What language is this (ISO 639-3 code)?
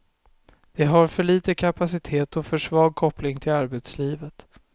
swe